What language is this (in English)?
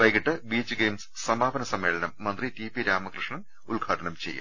Malayalam